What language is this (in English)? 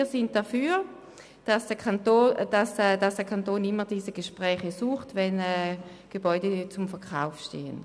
Swiss German